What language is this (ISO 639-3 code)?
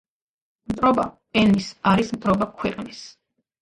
kat